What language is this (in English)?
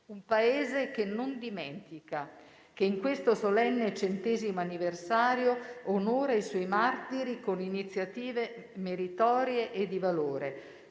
Italian